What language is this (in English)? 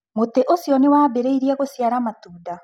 Kikuyu